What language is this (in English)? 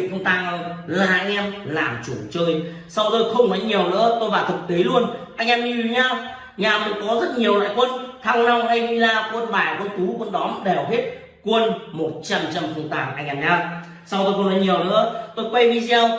Vietnamese